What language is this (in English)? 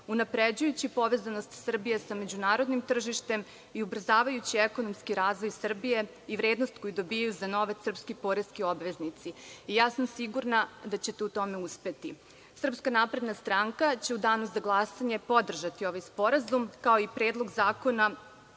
Serbian